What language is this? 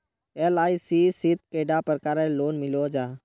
Magahi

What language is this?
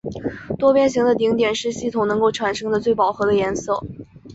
Chinese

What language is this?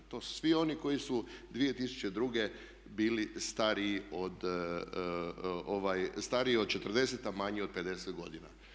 Croatian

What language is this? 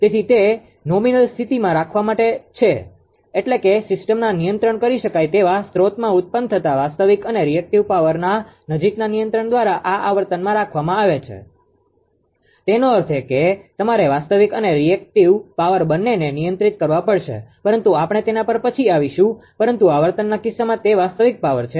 Gujarati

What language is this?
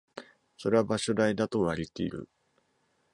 Japanese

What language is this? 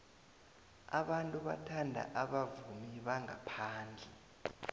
South Ndebele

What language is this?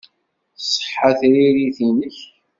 Kabyle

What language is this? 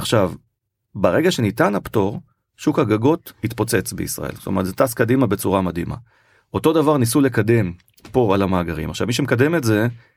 Hebrew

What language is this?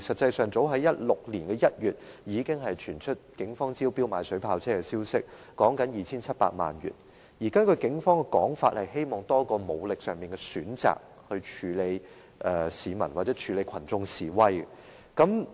Cantonese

